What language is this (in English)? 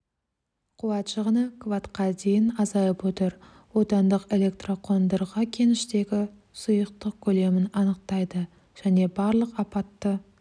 Kazakh